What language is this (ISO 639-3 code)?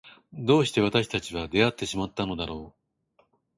jpn